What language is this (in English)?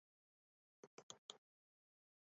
Chinese